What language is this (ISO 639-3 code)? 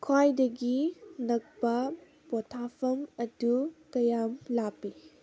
mni